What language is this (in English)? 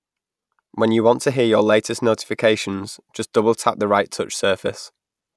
English